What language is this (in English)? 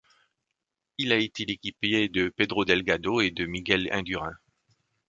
French